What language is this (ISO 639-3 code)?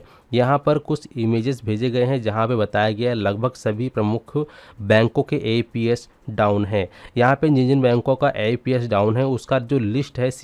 hin